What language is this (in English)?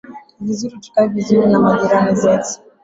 Swahili